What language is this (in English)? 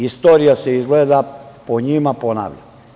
Serbian